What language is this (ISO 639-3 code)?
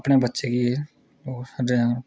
doi